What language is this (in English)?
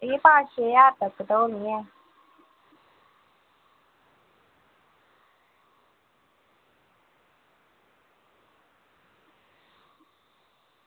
Dogri